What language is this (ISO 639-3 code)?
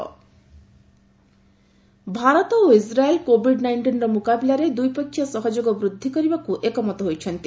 ori